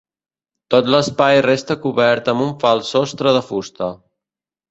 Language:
Catalan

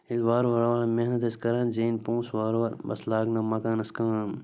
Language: Kashmiri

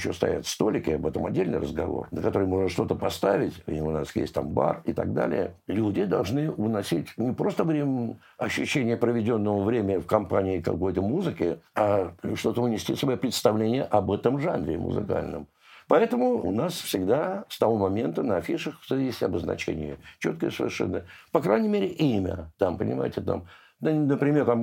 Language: Russian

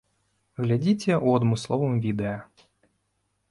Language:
Belarusian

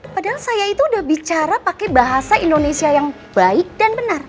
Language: Indonesian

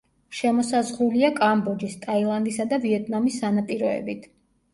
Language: Georgian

